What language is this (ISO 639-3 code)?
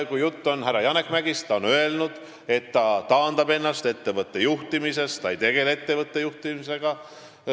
est